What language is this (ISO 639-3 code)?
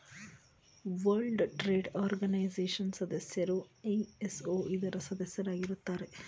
kan